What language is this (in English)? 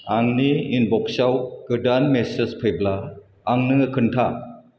Bodo